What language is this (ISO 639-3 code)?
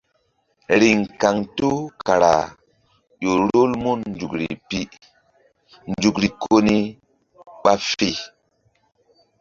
mdd